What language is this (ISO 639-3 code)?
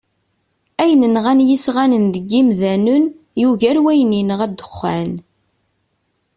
kab